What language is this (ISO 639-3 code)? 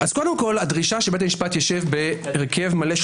heb